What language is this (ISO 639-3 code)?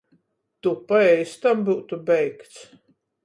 ltg